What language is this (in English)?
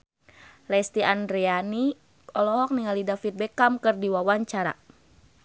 Sundanese